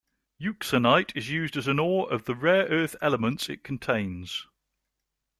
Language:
English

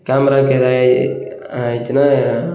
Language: Tamil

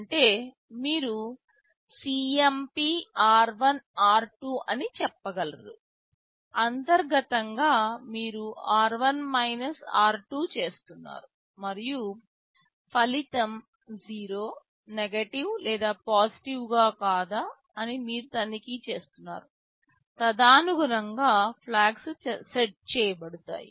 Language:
Telugu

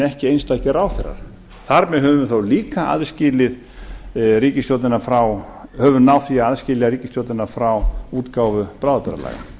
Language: Icelandic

